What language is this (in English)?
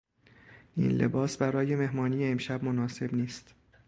Persian